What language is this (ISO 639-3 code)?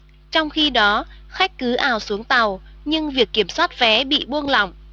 vie